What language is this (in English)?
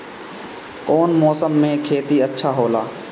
Bhojpuri